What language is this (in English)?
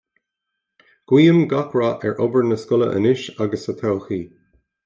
Irish